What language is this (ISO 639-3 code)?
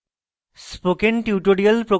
ben